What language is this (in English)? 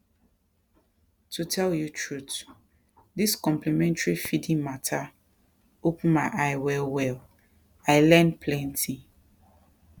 Nigerian Pidgin